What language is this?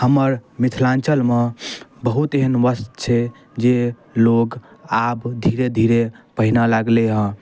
Maithili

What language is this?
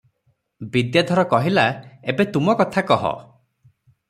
Odia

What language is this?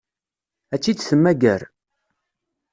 Kabyle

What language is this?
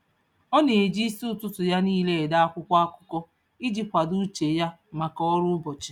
Igbo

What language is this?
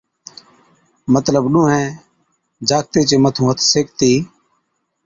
Od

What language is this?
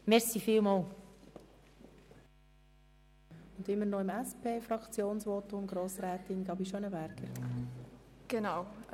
Swiss German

